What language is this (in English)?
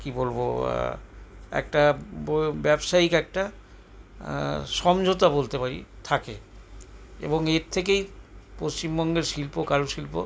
Bangla